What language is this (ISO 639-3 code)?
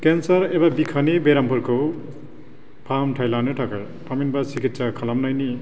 brx